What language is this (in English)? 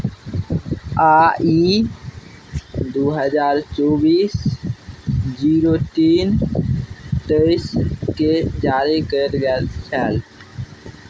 Maithili